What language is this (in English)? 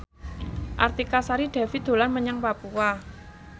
Javanese